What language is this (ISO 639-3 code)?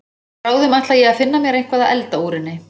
isl